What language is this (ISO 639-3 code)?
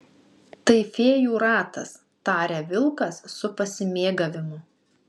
lit